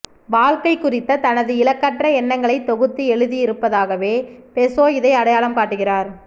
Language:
Tamil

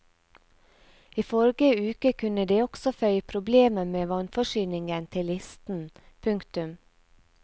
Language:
Norwegian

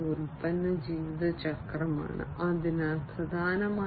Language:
Malayalam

